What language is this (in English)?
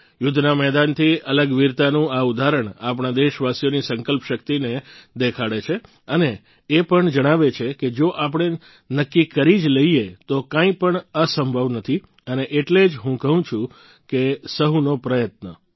Gujarati